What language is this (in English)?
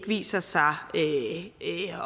Danish